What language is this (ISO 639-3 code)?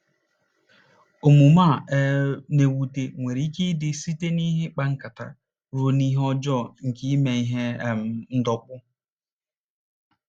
ibo